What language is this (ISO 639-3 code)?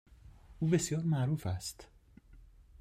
fas